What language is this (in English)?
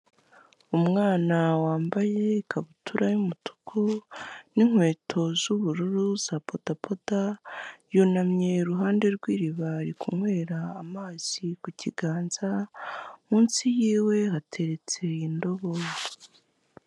Kinyarwanda